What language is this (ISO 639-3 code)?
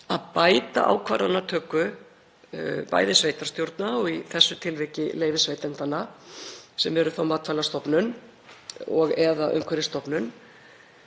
isl